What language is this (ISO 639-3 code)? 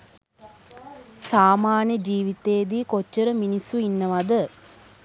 sin